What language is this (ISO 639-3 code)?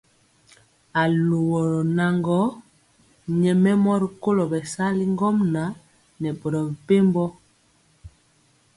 mcx